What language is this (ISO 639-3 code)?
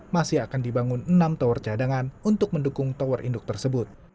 ind